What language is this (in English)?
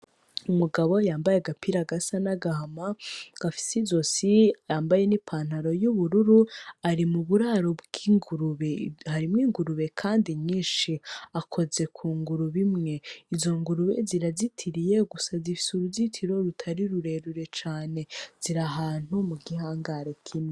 Rundi